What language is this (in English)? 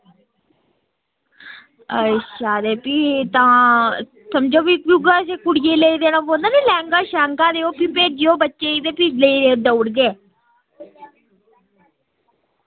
Dogri